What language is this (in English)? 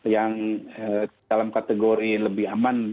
Indonesian